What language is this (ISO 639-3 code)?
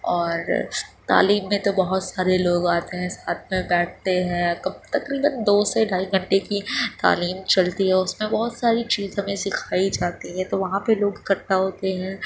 urd